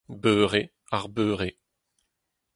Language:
Breton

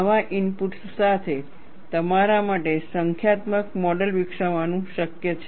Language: Gujarati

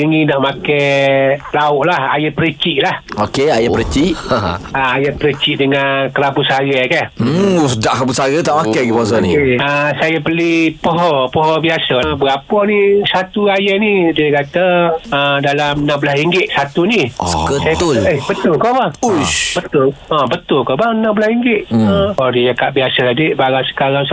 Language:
Malay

